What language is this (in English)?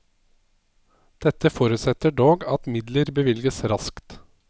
Norwegian